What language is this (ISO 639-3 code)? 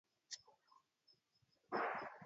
ara